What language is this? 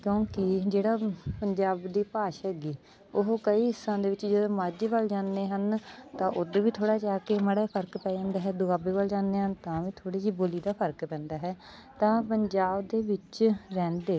Punjabi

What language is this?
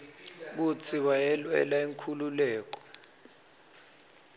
Swati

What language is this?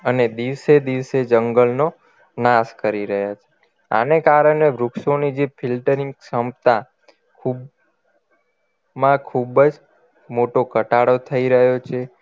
Gujarati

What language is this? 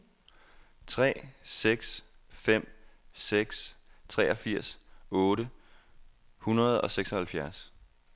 Danish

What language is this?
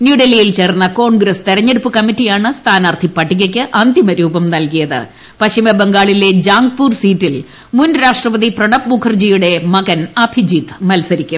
Malayalam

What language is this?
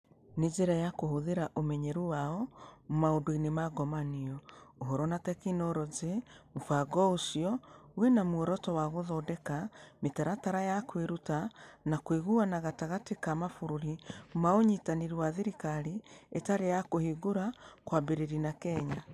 Kikuyu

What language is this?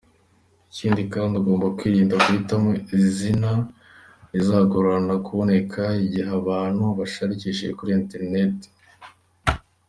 Kinyarwanda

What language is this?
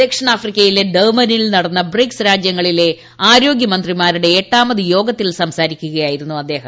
Malayalam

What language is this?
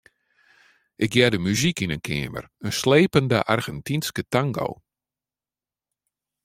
Western Frisian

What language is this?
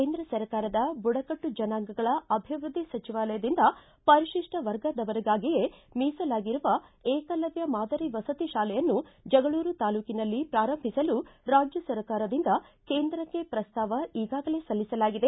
Kannada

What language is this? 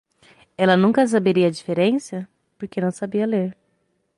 Portuguese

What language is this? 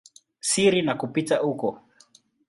Swahili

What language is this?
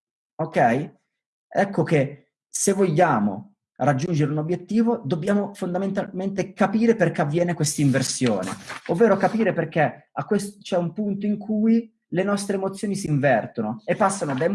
Italian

